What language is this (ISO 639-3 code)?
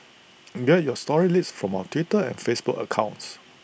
eng